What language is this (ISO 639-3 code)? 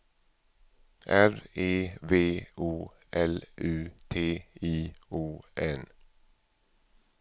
swe